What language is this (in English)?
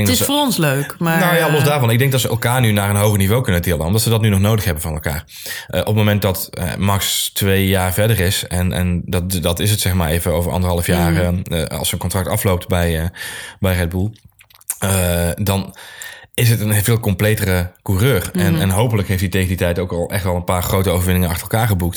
Dutch